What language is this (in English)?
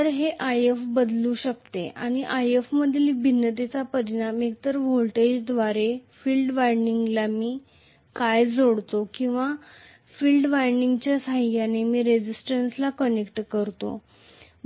Marathi